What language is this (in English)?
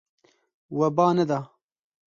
Kurdish